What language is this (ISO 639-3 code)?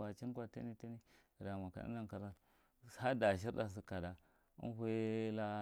mrt